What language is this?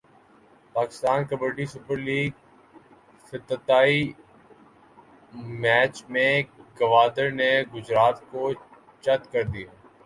Urdu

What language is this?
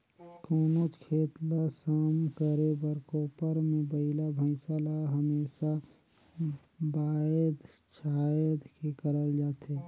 Chhattisgarhi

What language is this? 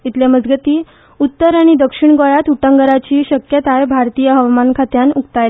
Konkani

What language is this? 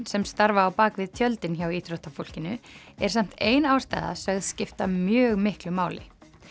Icelandic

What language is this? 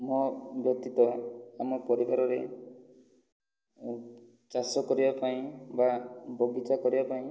Odia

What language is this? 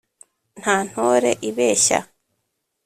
Kinyarwanda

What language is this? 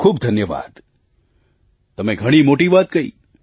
Gujarati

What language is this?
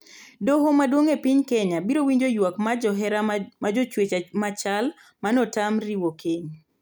Luo (Kenya and Tanzania)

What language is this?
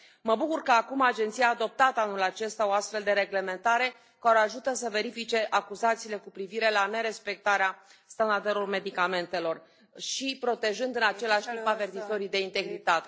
Romanian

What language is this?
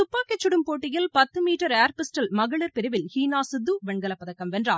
Tamil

